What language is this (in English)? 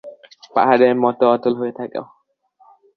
Bangla